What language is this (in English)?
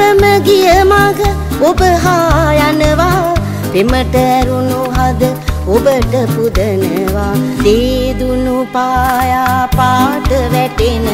Romanian